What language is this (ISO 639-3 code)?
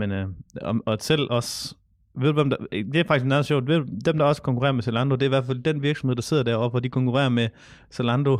dan